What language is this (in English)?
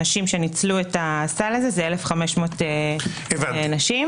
Hebrew